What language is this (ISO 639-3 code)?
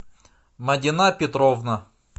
rus